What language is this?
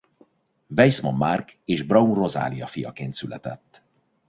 Hungarian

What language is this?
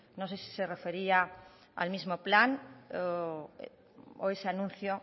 Spanish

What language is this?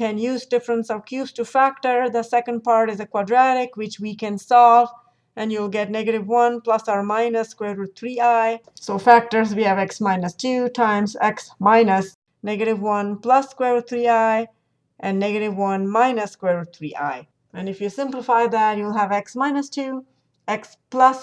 English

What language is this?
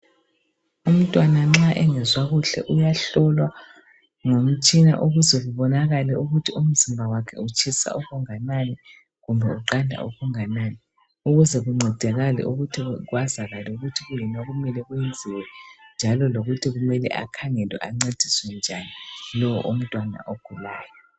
North Ndebele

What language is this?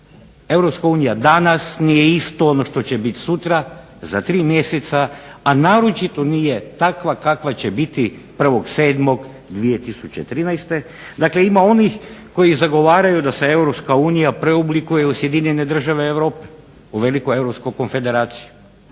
Croatian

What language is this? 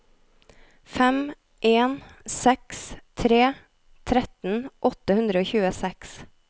Norwegian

